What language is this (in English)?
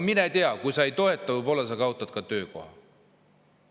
Estonian